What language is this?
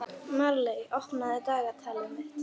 Icelandic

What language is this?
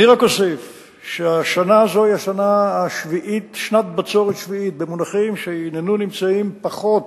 Hebrew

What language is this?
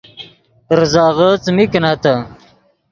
Yidgha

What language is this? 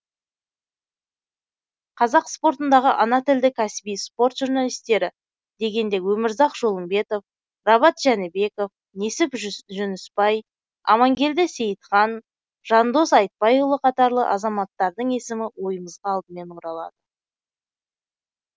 Kazakh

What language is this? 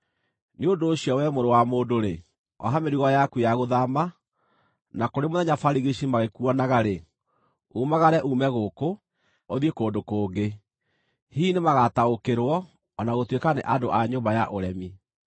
Kikuyu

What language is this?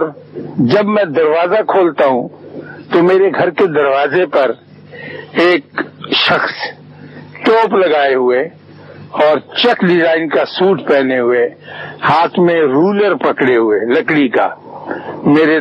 Urdu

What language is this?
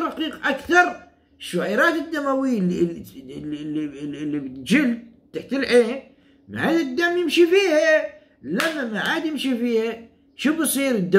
Arabic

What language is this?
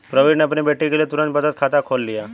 Hindi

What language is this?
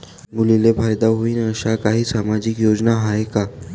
Marathi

